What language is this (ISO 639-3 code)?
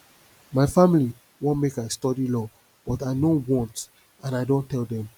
pcm